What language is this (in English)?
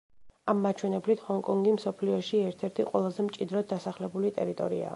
Georgian